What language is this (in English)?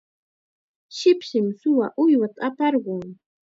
Chiquián Ancash Quechua